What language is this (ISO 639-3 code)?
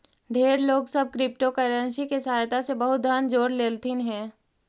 mag